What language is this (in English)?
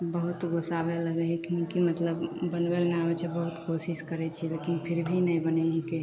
Maithili